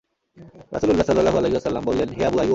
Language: Bangla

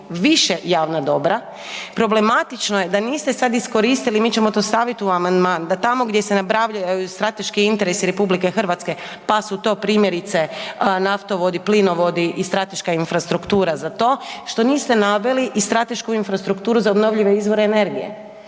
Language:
Croatian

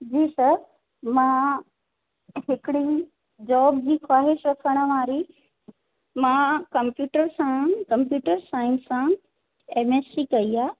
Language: Sindhi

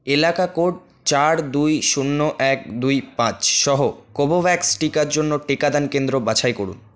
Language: Bangla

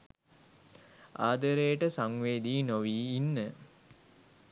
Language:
Sinhala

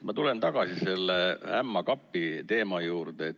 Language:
Estonian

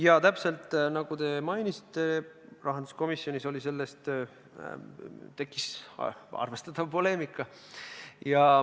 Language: Estonian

